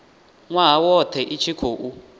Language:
Venda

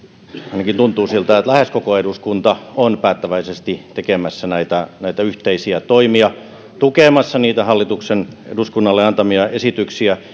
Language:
Finnish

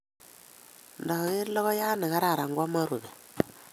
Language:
Kalenjin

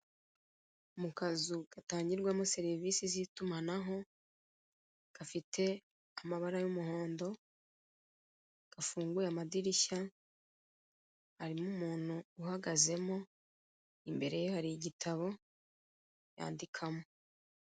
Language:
Kinyarwanda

